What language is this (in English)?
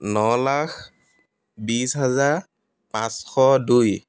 Assamese